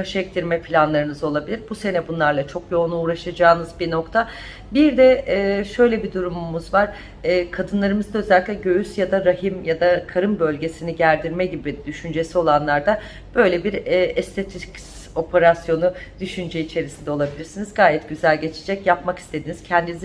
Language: Turkish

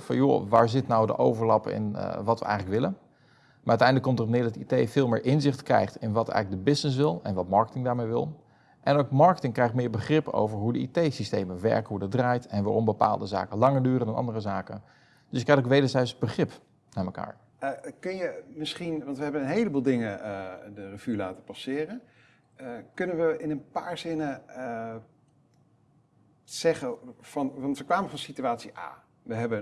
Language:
Dutch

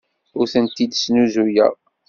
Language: Kabyle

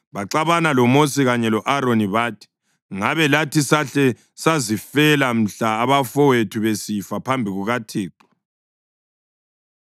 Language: North Ndebele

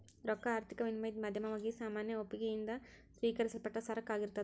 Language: Kannada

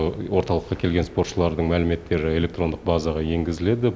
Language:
Kazakh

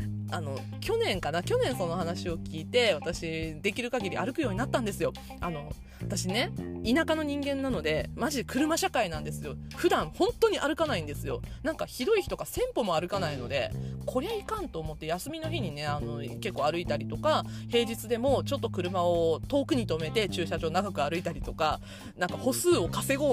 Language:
Japanese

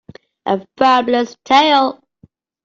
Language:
English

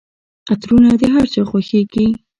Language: Pashto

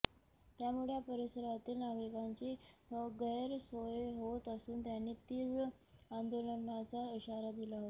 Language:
Marathi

